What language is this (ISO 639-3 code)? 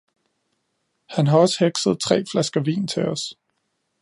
dan